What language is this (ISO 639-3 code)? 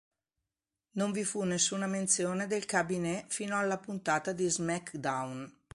ita